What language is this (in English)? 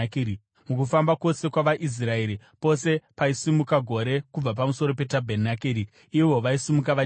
Shona